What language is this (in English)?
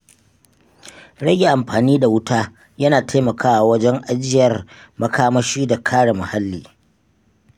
Hausa